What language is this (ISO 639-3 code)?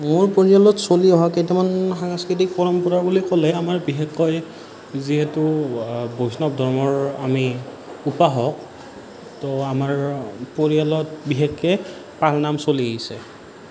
asm